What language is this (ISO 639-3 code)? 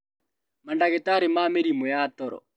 kik